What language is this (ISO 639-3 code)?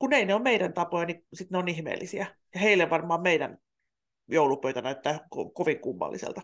fin